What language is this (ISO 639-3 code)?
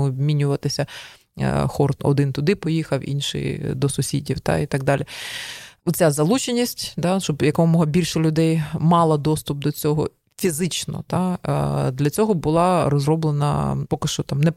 ukr